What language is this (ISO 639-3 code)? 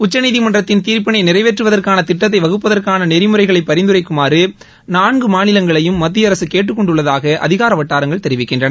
tam